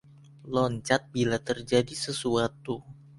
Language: Indonesian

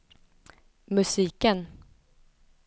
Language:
Swedish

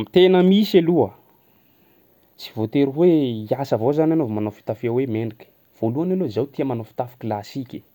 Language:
Sakalava Malagasy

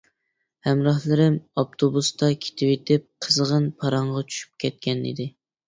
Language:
Uyghur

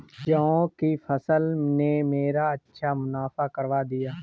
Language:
Hindi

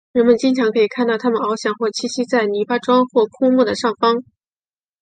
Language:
Chinese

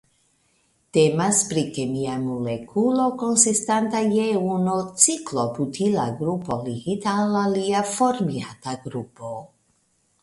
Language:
Esperanto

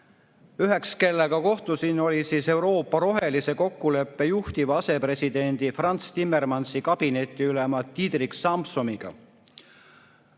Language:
Estonian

